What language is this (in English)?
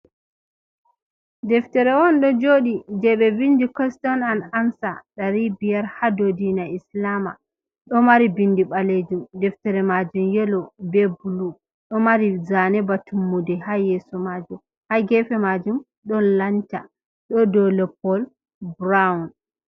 Fula